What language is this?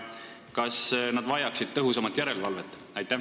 Estonian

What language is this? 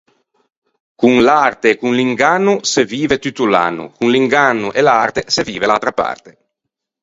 Ligurian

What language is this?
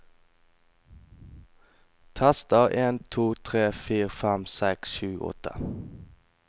Norwegian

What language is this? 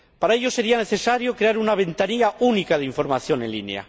Spanish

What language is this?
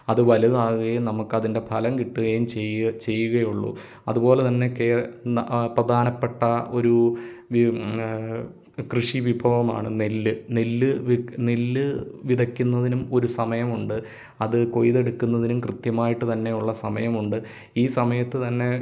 Malayalam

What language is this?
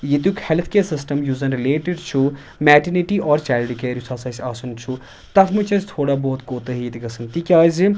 Kashmiri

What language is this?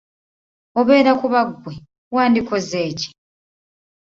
Ganda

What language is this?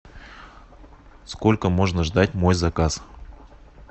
Russian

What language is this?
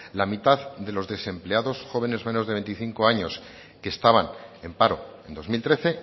Spanish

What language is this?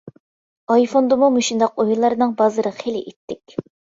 Uyghur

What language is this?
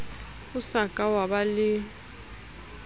Southern Sotho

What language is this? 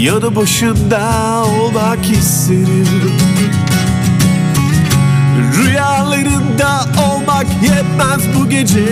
Turkish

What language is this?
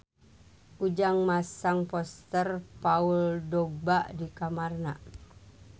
Sundanese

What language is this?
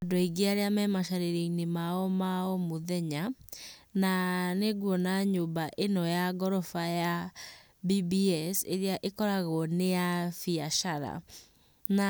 Kikuyu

